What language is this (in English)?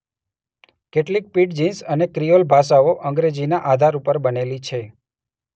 Gujarati